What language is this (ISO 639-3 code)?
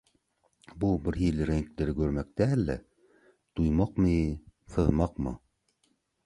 tuk